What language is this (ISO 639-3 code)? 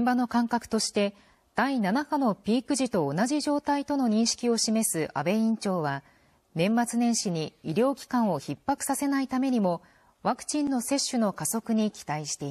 jpn